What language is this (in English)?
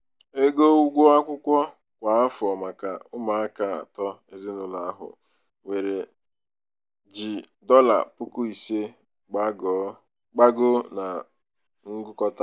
Igbo